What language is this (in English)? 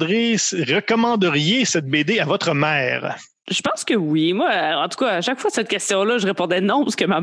French